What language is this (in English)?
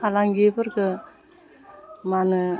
Bodo